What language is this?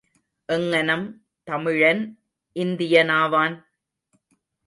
Tamil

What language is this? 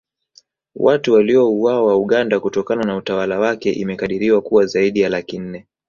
Swahili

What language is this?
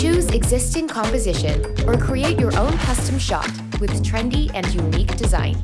English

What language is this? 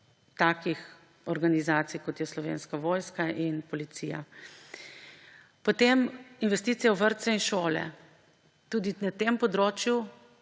Slovenian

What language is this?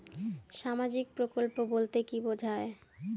Bangla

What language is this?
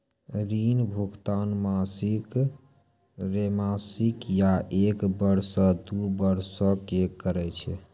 Maithili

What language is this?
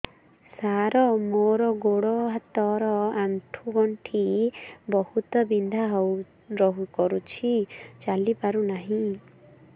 Odia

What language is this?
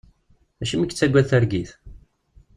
Kabyle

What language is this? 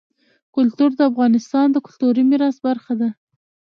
Pashto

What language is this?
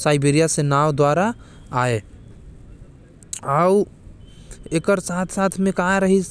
Korwa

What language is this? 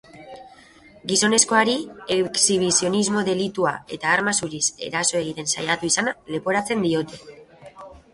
Basque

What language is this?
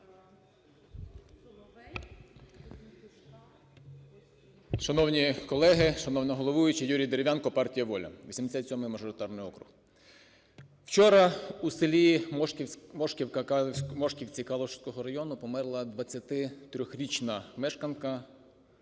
Ukrainian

